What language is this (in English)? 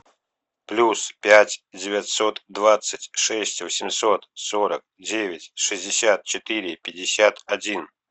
Russian